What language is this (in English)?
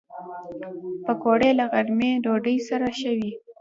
Pashto